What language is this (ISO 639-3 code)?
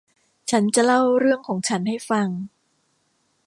tha